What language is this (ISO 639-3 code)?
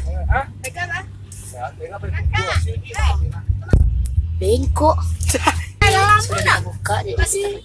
ind